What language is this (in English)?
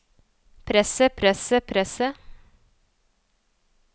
Norwegian